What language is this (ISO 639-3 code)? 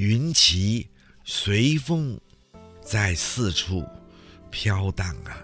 zho